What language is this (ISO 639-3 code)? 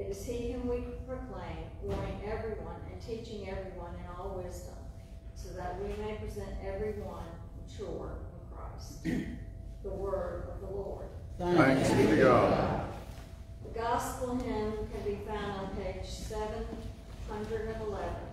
eng